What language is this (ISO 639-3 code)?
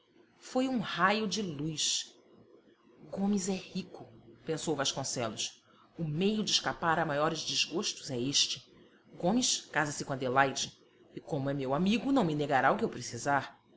por